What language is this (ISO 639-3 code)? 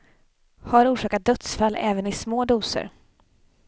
swe